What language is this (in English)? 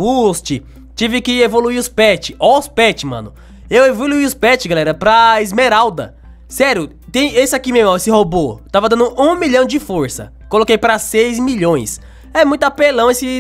Portuguese